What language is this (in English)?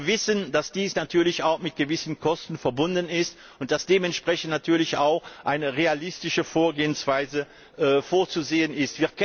German